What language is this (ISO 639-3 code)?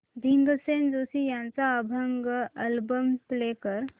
mar